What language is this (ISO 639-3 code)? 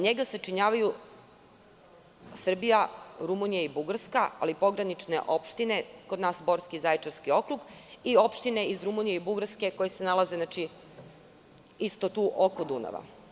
srp